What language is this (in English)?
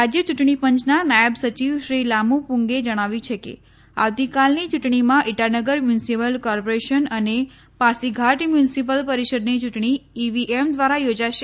Gujarati